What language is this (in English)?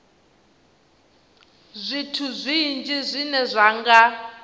Venda